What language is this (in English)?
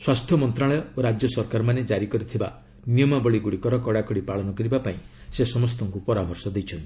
Odia